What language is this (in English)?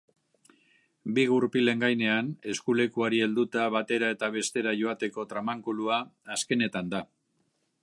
Basque